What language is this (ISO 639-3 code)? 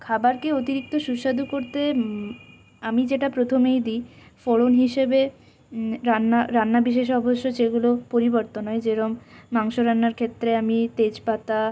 ben